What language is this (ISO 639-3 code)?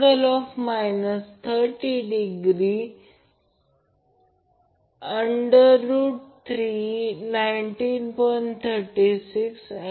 mar